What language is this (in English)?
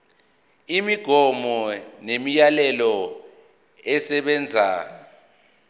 Zulu